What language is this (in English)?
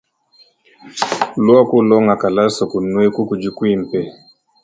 Luba-Lulua